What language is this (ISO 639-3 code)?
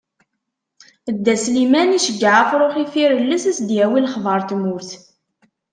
kab